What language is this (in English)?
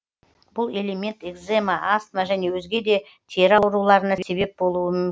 Kazakh